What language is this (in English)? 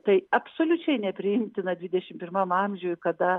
Lithuanian